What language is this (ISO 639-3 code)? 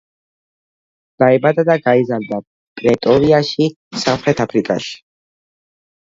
kat